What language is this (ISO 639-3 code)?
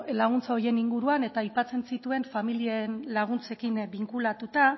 eus